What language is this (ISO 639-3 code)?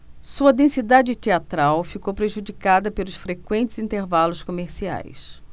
por